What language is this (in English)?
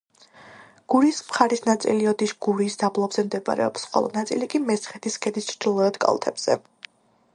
Georgian